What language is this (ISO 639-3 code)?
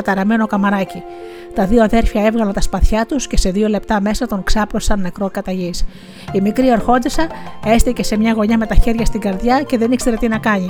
ell